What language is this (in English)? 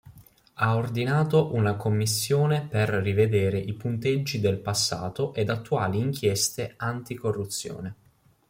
Italian